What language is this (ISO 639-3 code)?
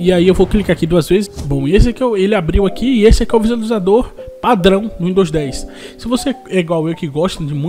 por